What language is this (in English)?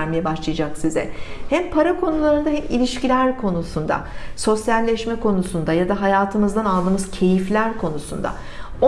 Turkish